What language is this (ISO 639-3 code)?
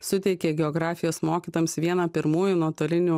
lit